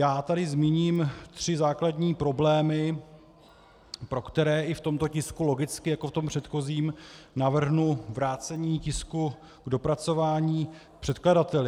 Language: Czech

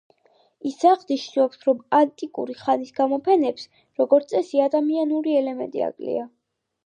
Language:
Georgian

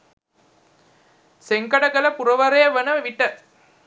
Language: Sinhala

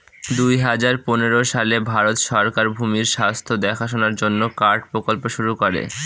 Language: Bangla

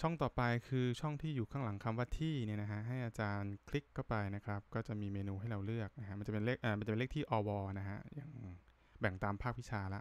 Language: Thai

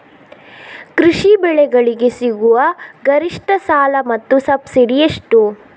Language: Kannada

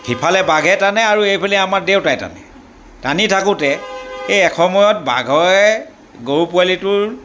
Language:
Assamese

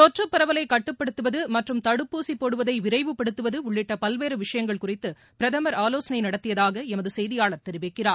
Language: Tamil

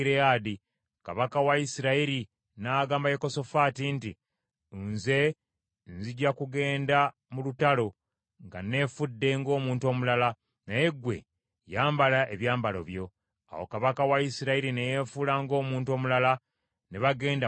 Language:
Ganda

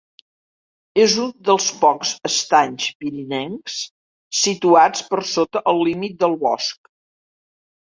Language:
Catalan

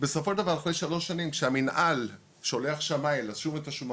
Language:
Hebrew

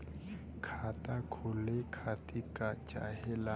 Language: Bhojpuri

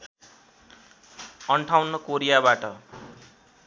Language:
Nepali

